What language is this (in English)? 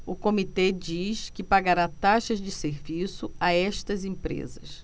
Portuguese